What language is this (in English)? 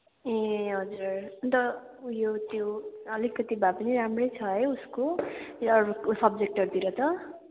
Nepali